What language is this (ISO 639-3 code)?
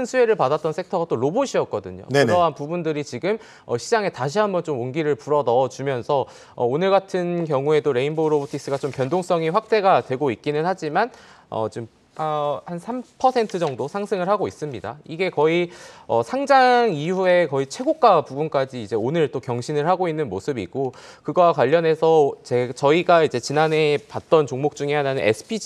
kor